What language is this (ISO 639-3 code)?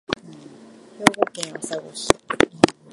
jpn